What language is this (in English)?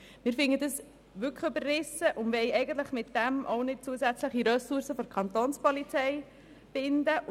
Swiss German